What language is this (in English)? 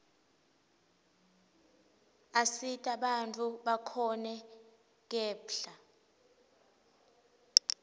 Swati